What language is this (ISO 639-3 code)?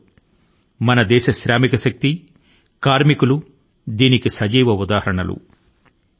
tel